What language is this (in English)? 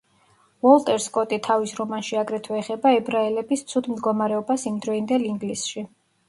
Georgian